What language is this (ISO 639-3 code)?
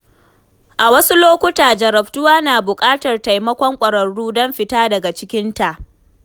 hau